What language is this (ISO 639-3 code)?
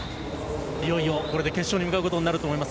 jpn